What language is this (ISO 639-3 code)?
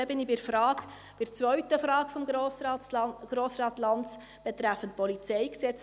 gsw